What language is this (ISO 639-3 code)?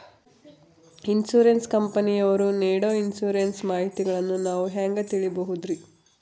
kan